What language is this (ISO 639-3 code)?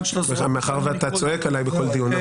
heb